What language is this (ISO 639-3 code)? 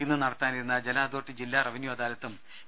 mal